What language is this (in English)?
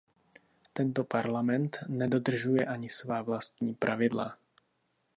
Czech